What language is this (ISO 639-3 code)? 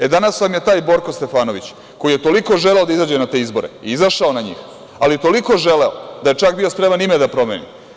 srp